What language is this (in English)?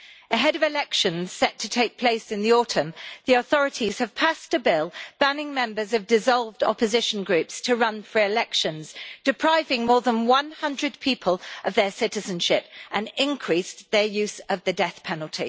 English